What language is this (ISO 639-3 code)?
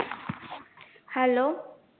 mar